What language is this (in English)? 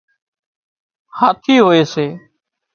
Wadiyara Koli